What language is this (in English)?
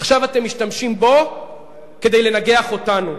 Hebrew